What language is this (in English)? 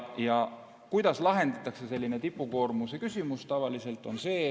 Estonian